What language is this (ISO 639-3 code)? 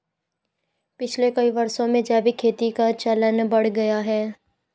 hin